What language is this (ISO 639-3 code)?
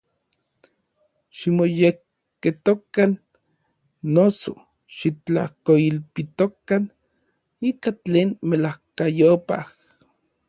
nlv